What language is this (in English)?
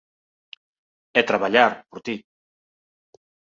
Galician